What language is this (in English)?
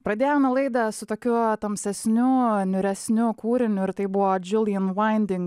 Lithuanian